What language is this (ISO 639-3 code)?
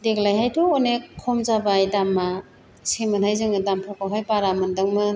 brx